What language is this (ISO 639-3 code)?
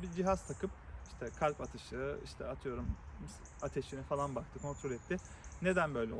tur